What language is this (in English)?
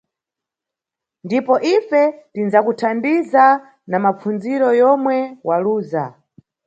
Nyungwe